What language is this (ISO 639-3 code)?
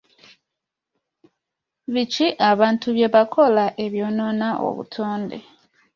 lug